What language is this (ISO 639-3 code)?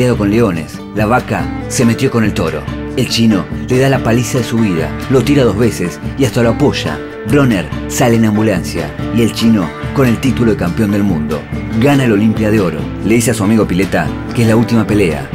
spa